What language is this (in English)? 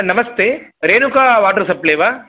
Sanskrit